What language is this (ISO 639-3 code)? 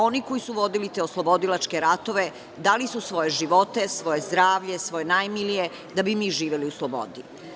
srp